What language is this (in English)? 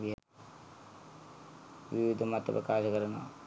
Sinhala